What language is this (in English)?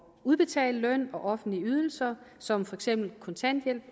Danish